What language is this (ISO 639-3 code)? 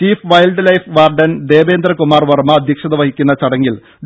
mal